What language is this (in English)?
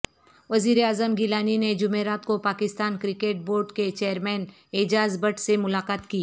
Urdu